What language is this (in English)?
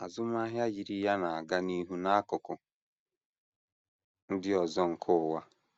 Igbo